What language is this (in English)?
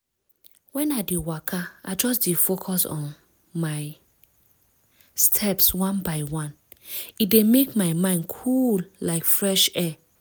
Nigerian Pidgin